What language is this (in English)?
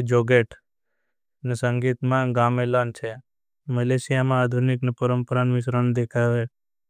Bhili